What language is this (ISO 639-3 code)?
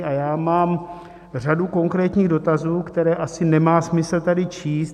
ces